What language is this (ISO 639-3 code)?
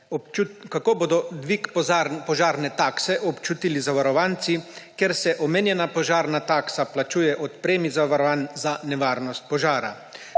slv